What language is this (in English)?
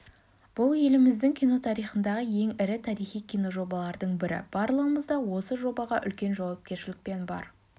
Kazakh